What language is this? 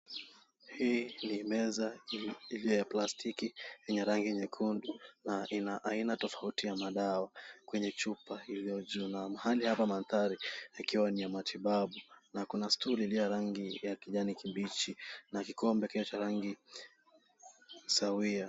Swahili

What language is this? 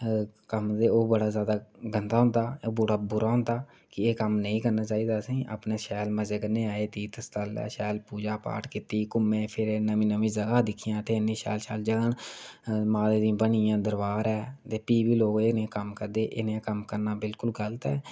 Dogri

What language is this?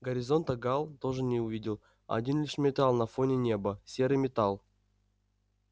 Russian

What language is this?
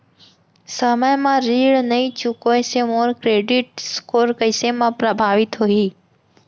Chhattisgarhi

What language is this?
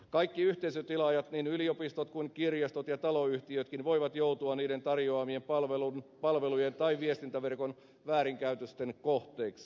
Finnish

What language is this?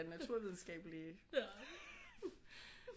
Danish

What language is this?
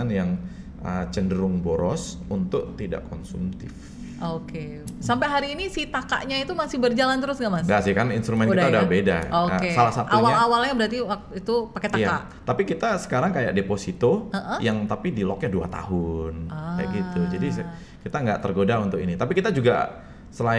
Indonesian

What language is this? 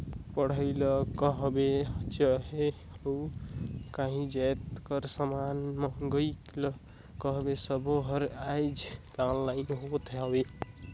Chhattisgarhi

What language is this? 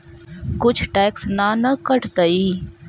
Magahi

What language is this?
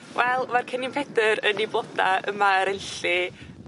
Welsh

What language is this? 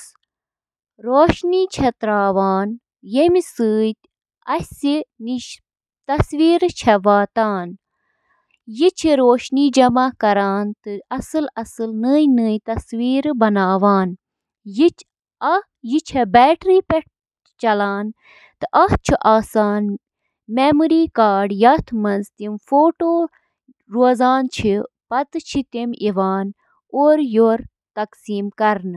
Kashmiri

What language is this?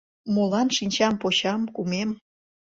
Mari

